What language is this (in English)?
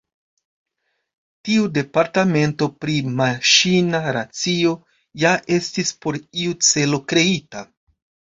Esperanto